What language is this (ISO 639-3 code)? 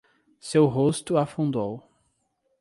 por